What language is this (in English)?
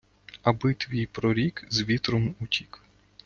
Ukrainian